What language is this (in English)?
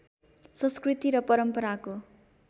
Nepali